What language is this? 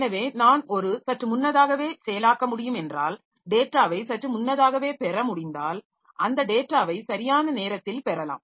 Tamil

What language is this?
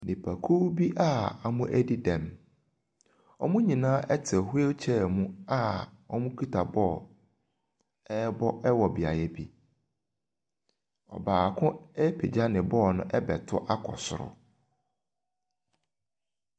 Akan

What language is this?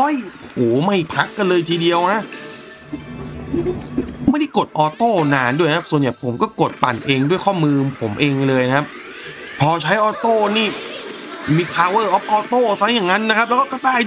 Thai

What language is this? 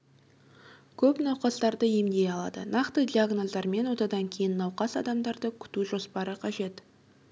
Kazakh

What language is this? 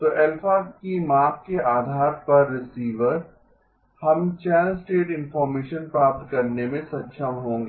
Hindi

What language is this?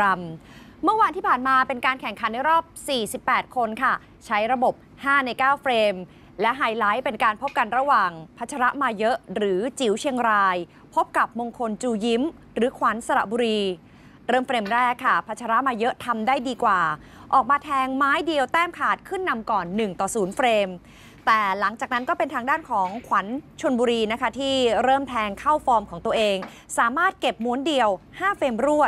Thai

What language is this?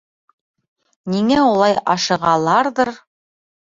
Bashkir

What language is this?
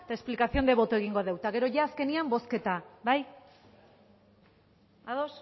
Basque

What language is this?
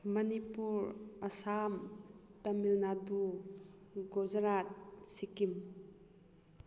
Manipuri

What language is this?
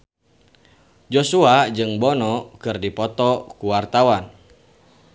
Sundanese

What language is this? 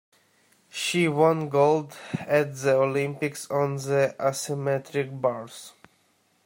English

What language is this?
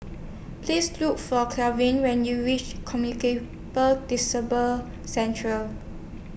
English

